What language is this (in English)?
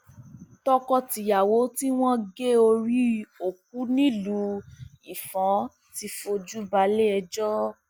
Yoruba